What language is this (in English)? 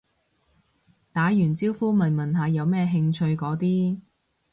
Cantonese